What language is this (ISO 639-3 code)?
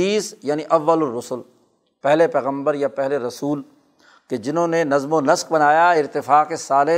urd